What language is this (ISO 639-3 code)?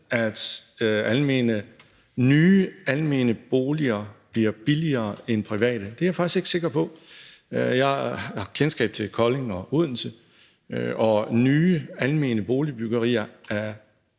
dan